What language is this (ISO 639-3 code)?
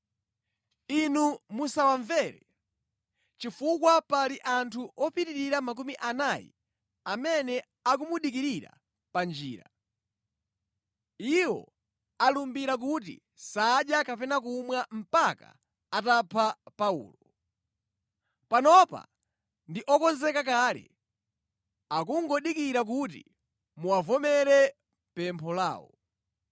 nya